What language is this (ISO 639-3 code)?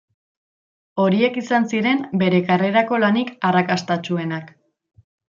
eus